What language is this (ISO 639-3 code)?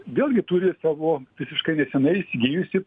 lit